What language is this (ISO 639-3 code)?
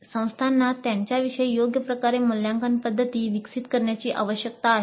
mar